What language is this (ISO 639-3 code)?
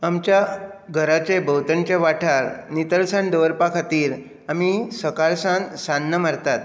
kok